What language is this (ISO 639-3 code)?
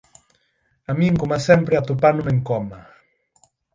glg